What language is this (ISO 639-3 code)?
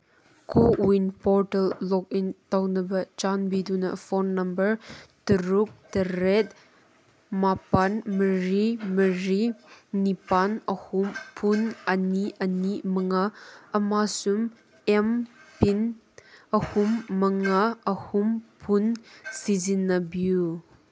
mni